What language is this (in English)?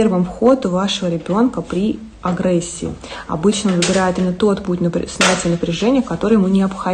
Russian